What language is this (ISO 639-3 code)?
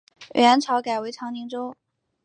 zho